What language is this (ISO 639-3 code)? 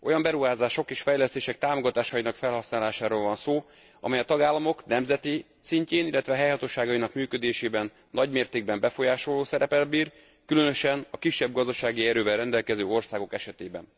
hun